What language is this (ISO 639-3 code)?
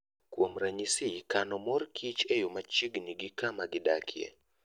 luo